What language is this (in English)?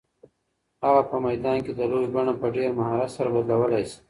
Pashto